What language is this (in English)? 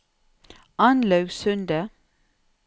Norwegian